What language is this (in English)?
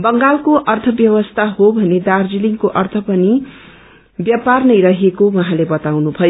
Nepali